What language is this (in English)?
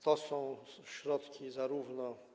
Polish